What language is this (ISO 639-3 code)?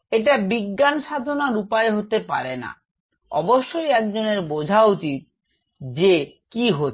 ben